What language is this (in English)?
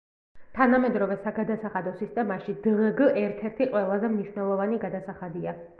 Georgian